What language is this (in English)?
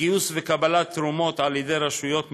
Hebrew